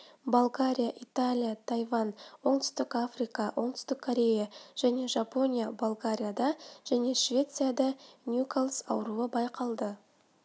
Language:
Kazakh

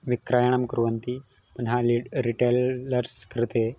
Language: Sanskrit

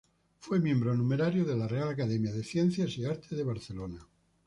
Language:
Spanish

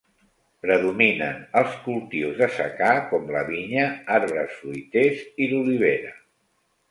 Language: Catalan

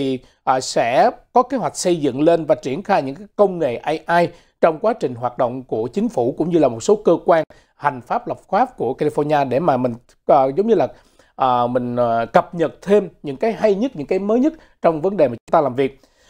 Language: Vietnamese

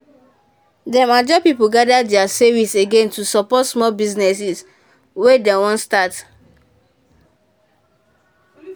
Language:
Nigerian Pidgin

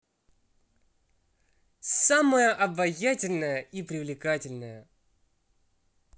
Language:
Russian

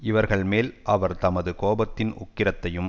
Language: Tamil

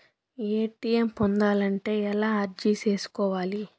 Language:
Telugu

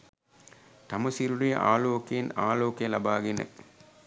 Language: Sinhala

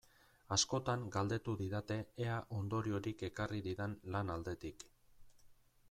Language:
Basque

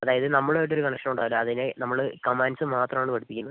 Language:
Malayalam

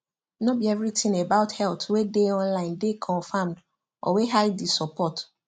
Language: Nigerian Pidgin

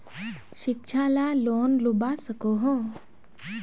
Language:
Magahi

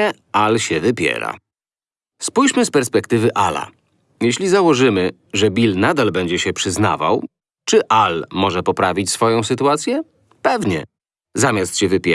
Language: Polish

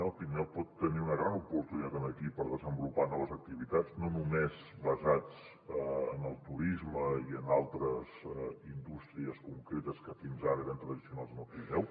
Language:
Catalan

